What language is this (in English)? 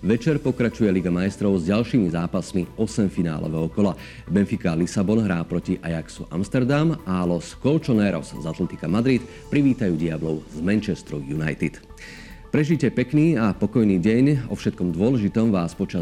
Slovak